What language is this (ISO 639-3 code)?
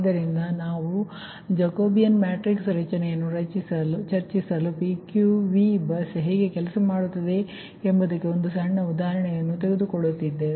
kan